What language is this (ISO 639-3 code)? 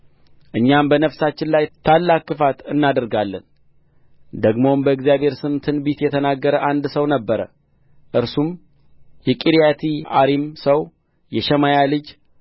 amh